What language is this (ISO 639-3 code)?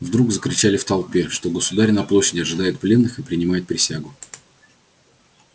rus